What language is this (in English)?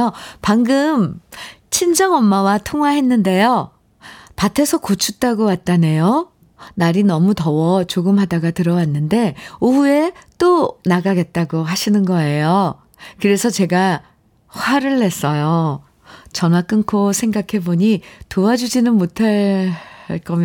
Korean